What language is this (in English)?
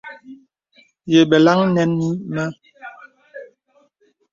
Bebele